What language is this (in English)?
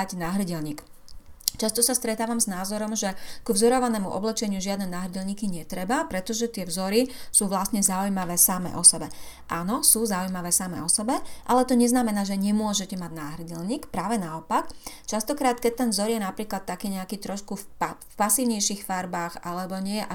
Slovak